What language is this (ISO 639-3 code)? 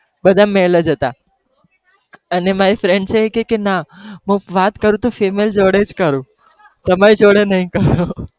guj